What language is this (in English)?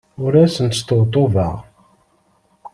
Kabyle